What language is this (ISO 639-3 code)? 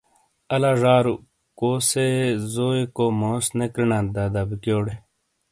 scl